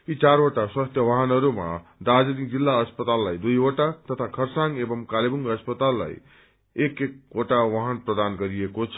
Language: Nepali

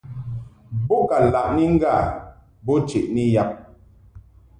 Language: Mungaka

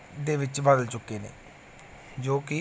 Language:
Punjabi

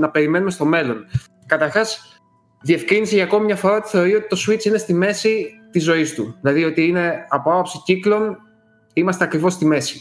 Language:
Greek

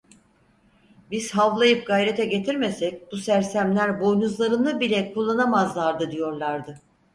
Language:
Turkish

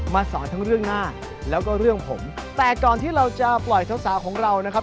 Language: Thai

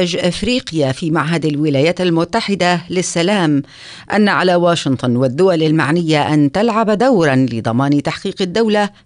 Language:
Arabic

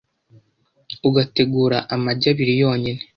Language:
Kinyarwanda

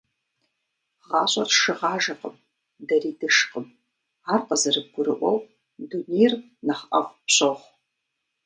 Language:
Kabardian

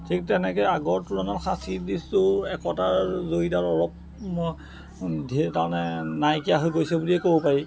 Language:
Assamese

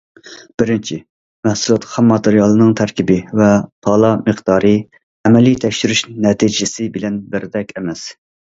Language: Uyghur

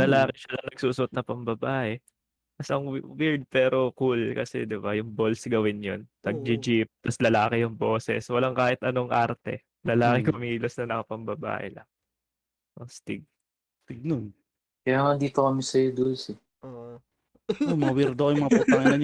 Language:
Filipino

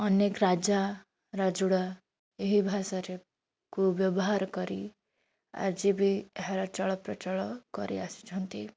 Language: Odia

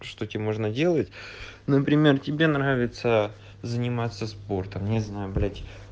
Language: Russian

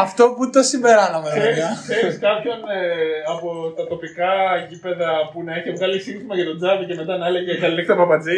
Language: Greek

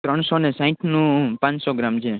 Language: Gujarati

